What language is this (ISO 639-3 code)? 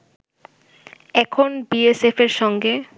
ben